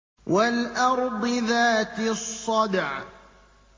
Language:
Arabic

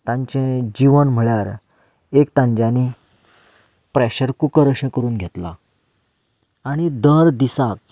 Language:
Konkani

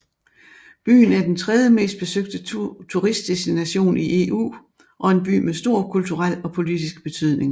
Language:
Danish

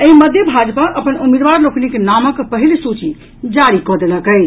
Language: Maithili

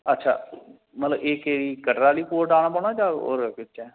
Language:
Dogri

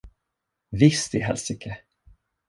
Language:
Swedish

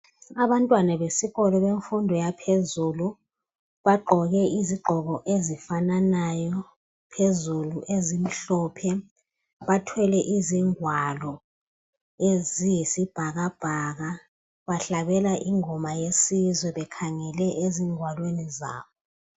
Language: North Ndebele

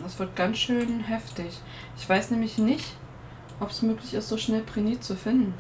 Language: German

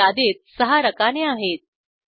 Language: Marathi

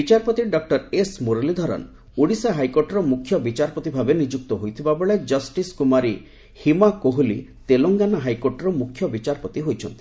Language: Odia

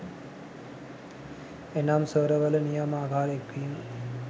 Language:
Sinhala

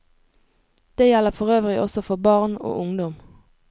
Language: Norwegian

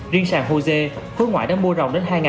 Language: Vietnamese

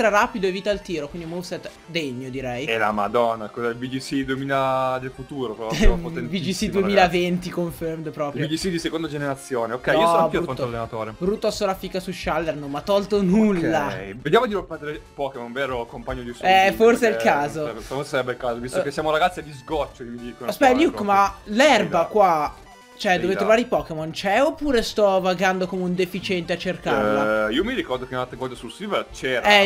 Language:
Italian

